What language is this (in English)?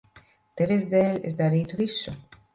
Latvian